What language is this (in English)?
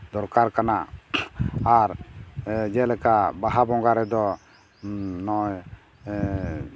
Santali